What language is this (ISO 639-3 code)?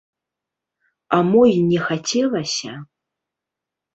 bel